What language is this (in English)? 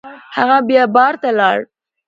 Pashto